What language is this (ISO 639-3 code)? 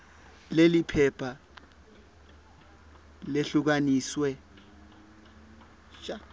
ssw